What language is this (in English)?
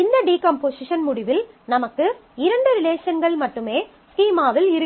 Tamil